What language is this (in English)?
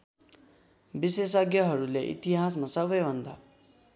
Nepali